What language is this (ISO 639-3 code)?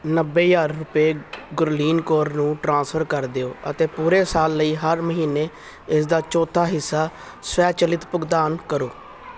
pan